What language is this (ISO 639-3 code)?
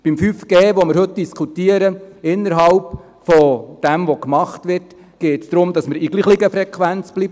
gsw